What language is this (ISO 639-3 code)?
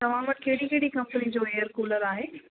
snd